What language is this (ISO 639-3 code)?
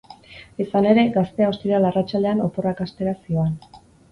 eus